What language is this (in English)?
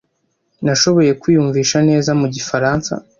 Kinyarwanda